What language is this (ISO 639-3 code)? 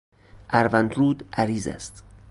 fas